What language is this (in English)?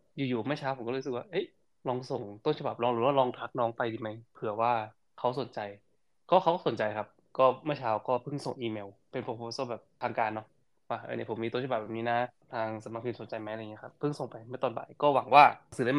Thai